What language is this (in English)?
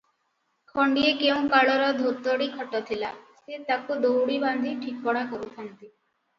Odia